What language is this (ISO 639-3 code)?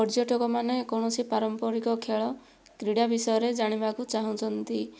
ori